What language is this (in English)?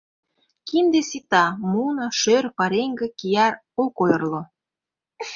Mari